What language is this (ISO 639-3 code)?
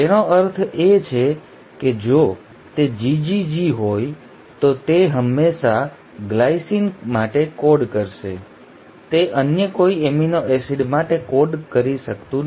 guj